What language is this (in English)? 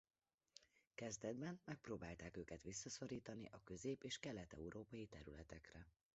Hungarian